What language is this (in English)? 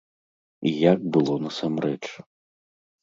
Belarusian